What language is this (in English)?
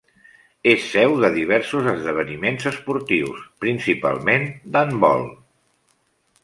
Catalan